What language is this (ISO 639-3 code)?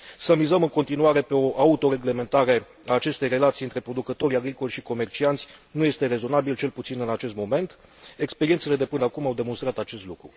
ron